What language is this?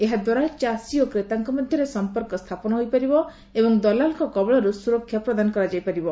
Odia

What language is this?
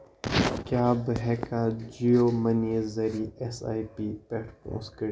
Kashmiri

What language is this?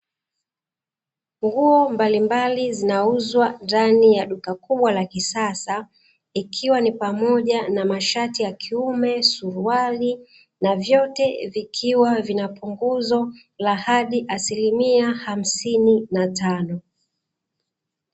Swahili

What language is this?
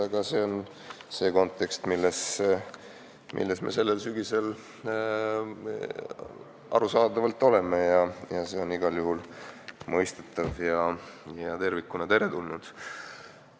Estonian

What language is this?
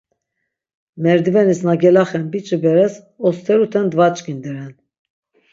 Laz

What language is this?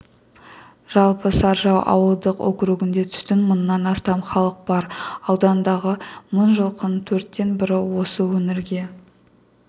Kazakh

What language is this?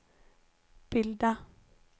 Swedish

